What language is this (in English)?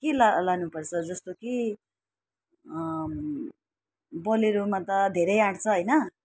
Nepali